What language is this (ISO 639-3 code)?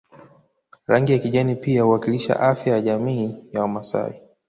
swa